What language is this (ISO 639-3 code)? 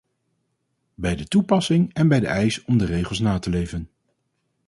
nld